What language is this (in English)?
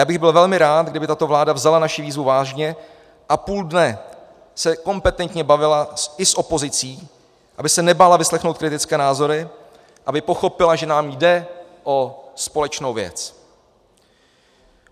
Czech